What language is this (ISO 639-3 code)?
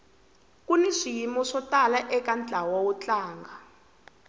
tso